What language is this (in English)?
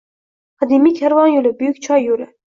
Uzbek